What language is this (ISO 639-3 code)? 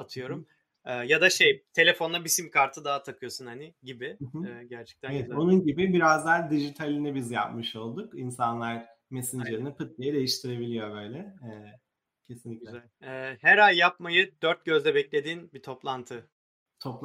tur